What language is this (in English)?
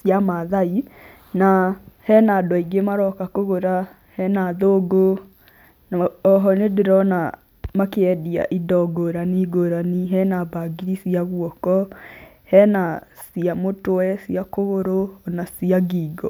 Kikuyu